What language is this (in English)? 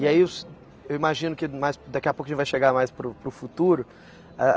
Portuguese